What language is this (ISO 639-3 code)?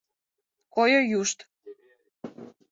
chm